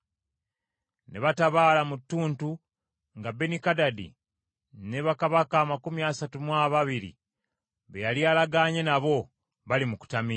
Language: Ganda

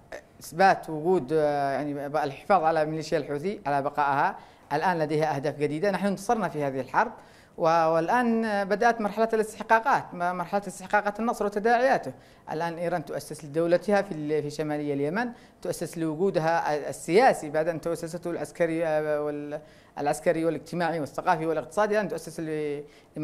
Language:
Arabic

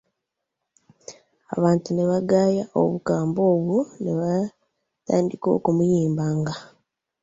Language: Ganda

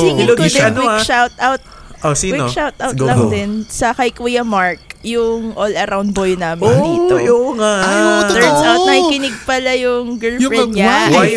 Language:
Filipino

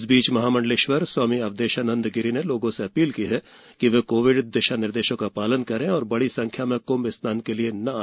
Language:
Hindi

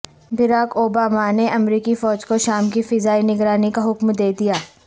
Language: Urdu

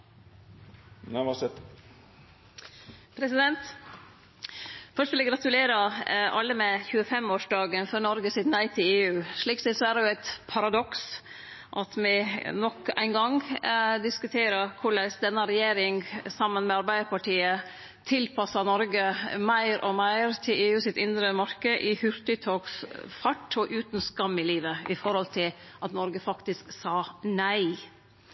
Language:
Norwegian Nynorsk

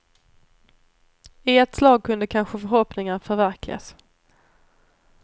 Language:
Swedish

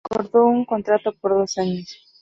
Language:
Spanish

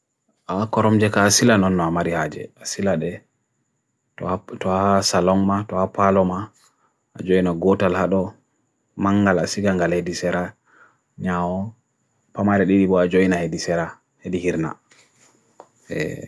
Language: Bagirmi Fulfulde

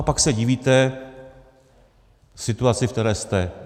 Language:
Czech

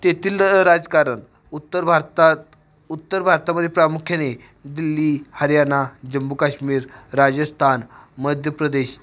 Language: Marathi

